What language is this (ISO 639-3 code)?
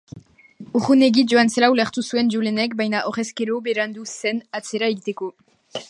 eus